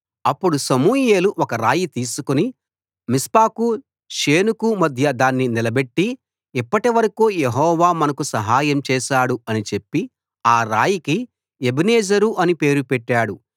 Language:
Telugu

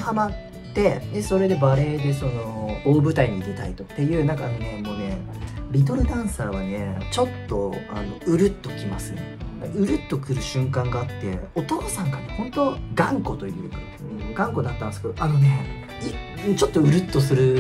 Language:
Japanese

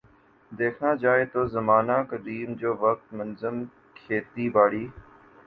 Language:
Urdu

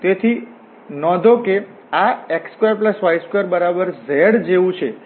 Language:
Gujarati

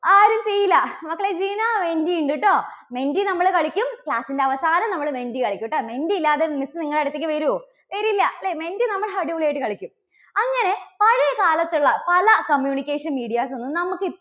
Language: Malayalam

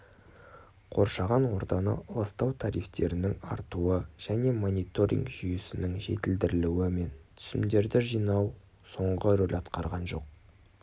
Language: Kazakh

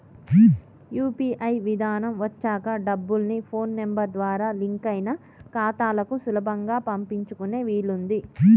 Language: Telugu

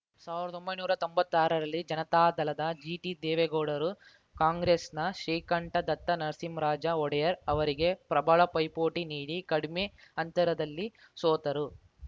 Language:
Kannada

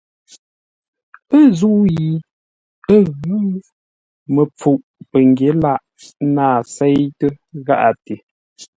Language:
Ngombale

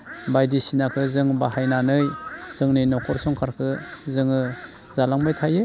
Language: Bodo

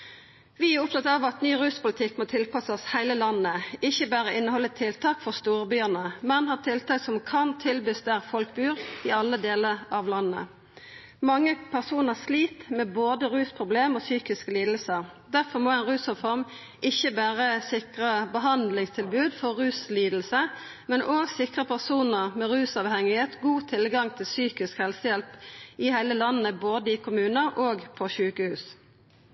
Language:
Norwegian Nynorsk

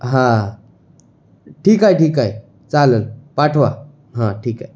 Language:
Marathi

